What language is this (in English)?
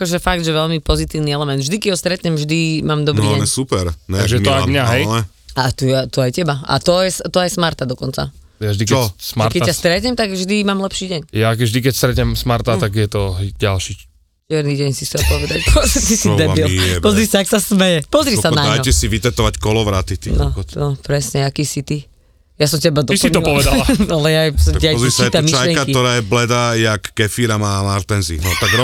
Slovak